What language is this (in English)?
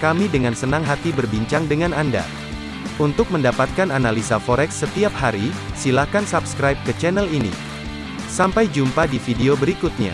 Indonesian